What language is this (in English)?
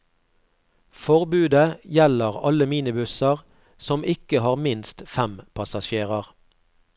Norwegian